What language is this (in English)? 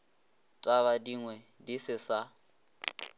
Northern Sotho